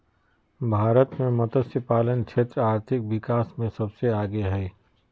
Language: Magahi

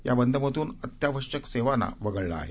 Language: Marathi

